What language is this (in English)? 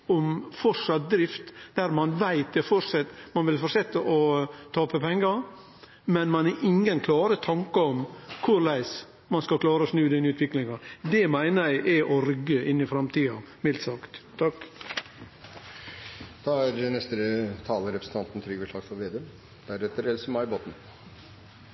Norwegian Nynorsk